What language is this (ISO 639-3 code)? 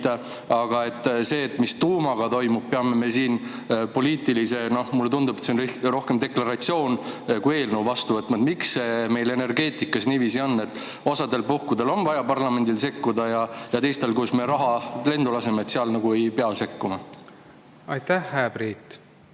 est